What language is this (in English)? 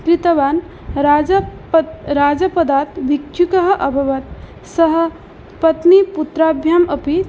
Sanskrit